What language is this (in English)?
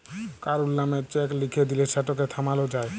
Bangla